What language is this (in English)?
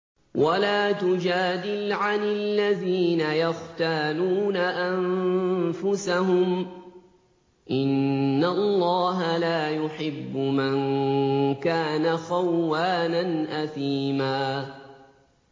Arabic